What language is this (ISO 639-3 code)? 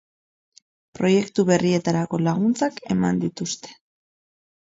eus